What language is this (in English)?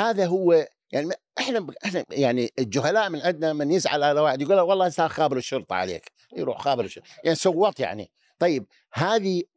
Arabic